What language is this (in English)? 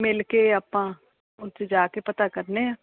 Punjabi